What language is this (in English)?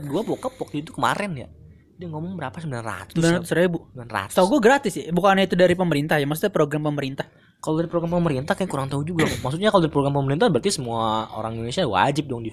Indonesian